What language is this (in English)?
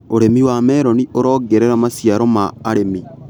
Kikuyu